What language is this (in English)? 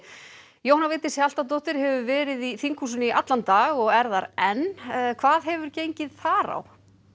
Icelandic